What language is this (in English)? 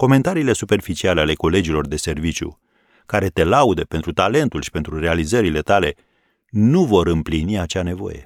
Romanian